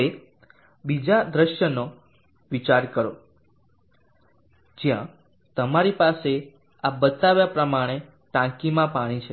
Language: Gujarati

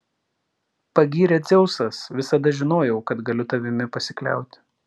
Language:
Lithuanian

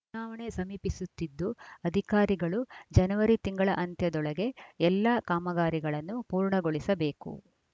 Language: Kannada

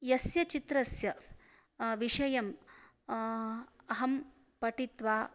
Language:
Sanskrit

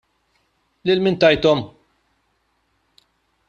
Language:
Maltese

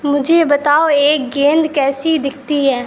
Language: Urdu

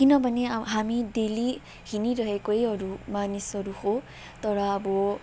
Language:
Nepali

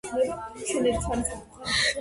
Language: Georgian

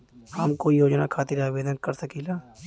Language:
Bhojpuri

